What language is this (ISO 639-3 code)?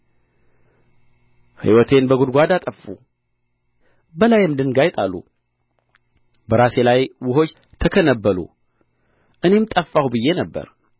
amh